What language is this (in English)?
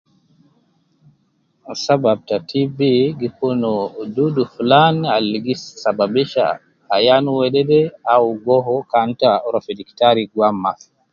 Nubi